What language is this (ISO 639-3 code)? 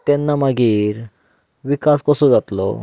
kok